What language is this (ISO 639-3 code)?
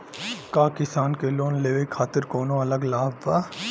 bho